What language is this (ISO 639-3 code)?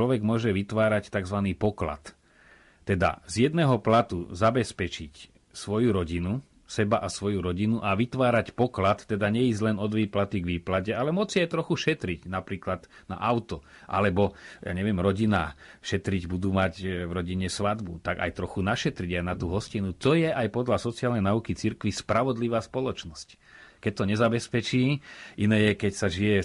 slk